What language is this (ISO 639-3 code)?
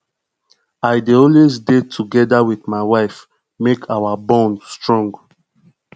pcm